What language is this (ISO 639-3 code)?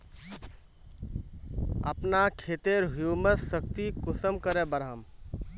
mag